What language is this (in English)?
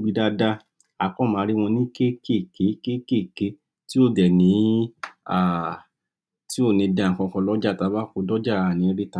Yoruba